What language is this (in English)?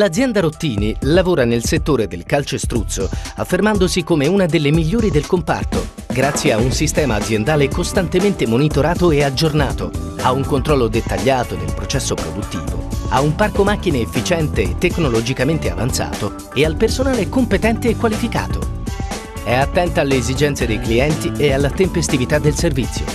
Italian